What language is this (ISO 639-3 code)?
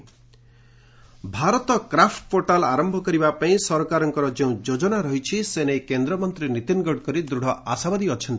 ori